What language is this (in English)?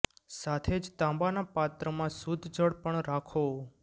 Gujarati